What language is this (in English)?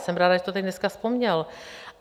Czech